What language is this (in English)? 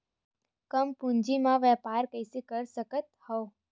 Chhattisgarhi